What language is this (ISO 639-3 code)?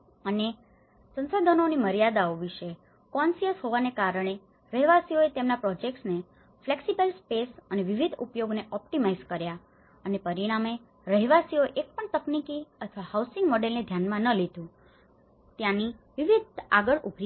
guj